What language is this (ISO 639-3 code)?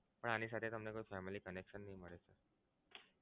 guj